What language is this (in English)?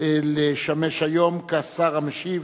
Hebrew